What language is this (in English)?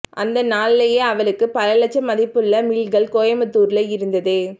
Tamil